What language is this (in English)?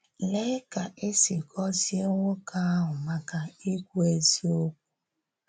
Igbo